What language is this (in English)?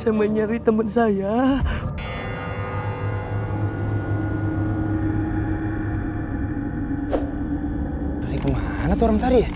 Indonesian